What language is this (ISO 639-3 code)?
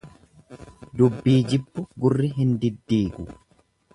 orm